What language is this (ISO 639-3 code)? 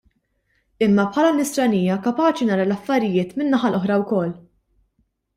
mlt